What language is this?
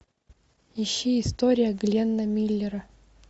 Russian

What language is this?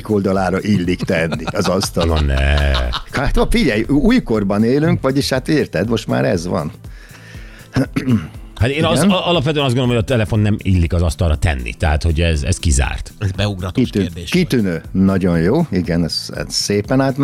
Hungarian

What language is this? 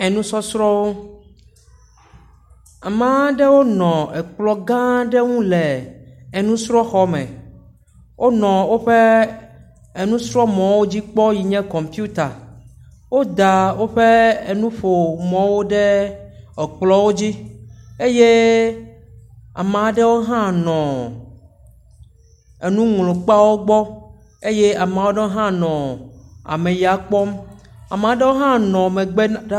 Ewe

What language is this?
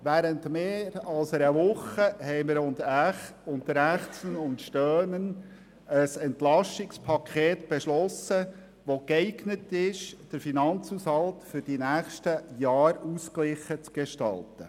Swiss German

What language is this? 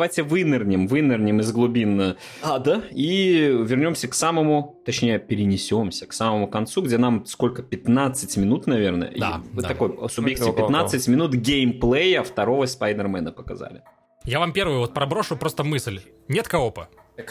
Russian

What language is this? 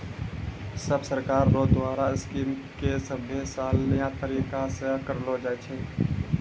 Maithili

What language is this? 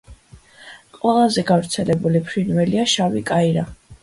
Georgian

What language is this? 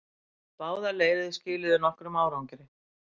Icelandic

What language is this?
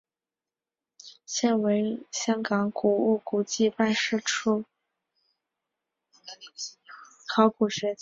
Chinese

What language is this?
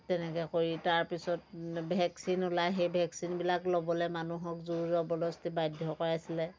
Assamese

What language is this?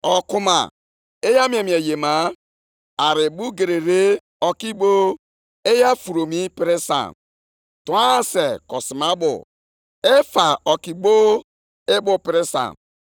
Igbo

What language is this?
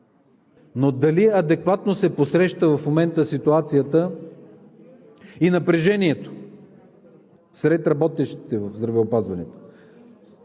Bulgarian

